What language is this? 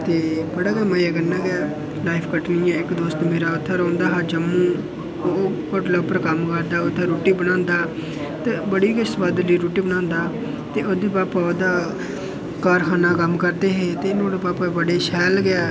Dogri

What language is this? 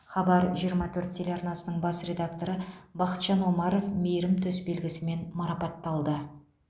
Kazakh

